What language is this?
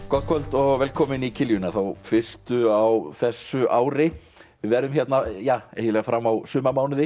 Icelandic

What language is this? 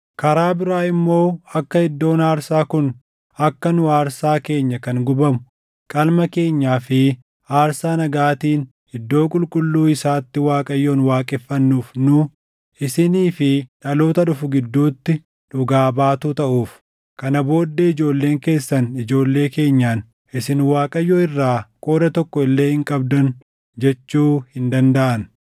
Oromo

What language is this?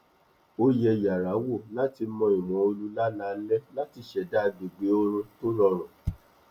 Yoruba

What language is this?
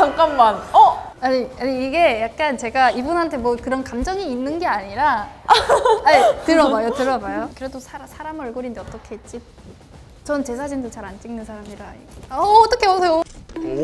Korean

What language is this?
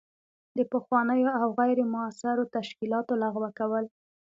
Pashto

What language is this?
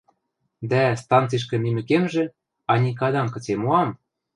Western Mari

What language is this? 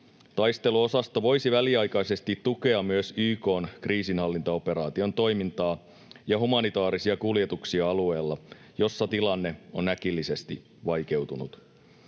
Finnish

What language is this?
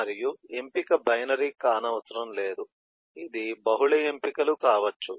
Telugu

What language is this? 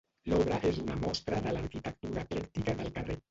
Catalan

